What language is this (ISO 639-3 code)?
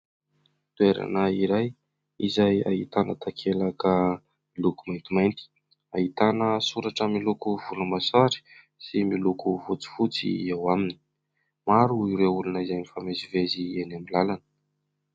mlg